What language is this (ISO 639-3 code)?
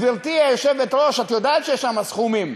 heb